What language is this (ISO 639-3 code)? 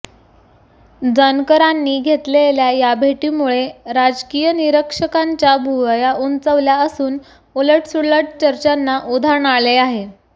mar